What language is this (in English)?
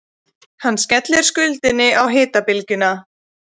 Icelandic